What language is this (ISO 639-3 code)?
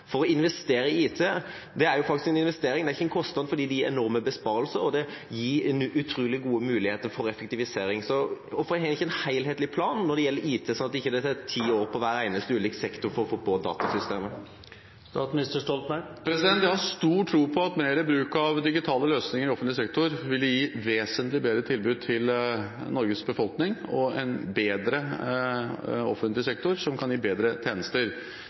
nob